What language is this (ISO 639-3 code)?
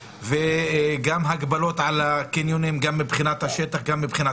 heb